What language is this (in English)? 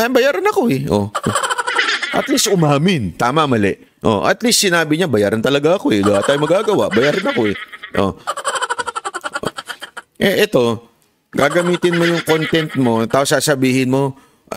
Filipino